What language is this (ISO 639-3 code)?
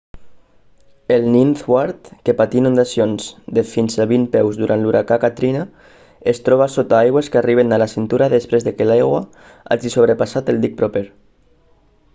cat